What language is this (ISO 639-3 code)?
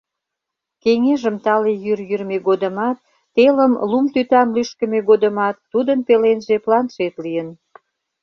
chm